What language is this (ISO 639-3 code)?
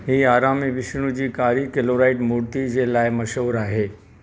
snd